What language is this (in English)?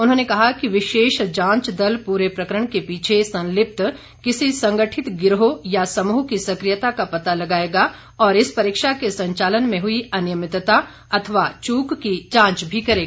Hindi